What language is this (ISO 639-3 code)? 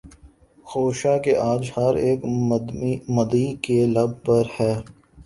urd